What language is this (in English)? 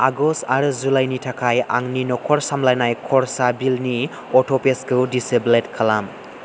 Bodo